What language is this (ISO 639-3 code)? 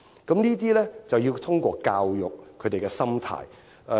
yue